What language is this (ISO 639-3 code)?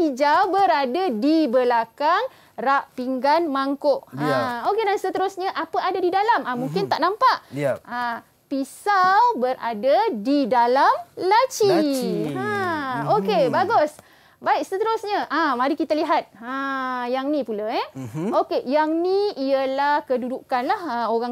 msa